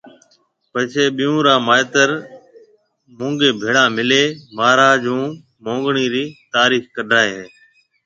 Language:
Marwari (Pakistan)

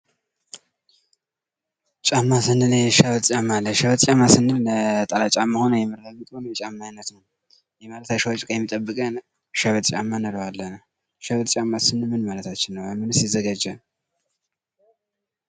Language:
Amharic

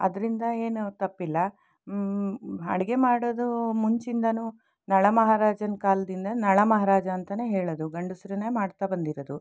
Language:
Kannada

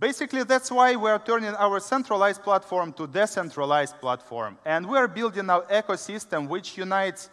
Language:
English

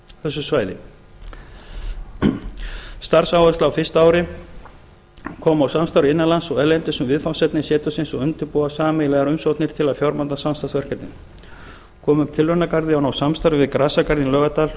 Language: Icelandic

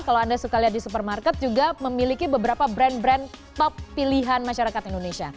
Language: Indonesian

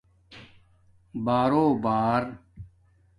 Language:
Domaaki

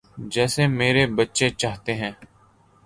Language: Urdu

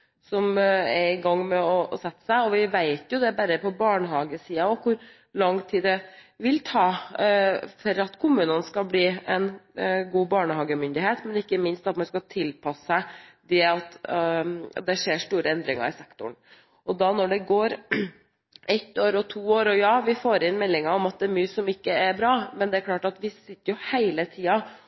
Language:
Norwegian Bokmål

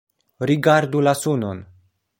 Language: Esperanto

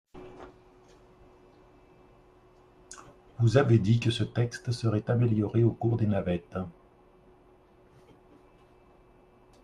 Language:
French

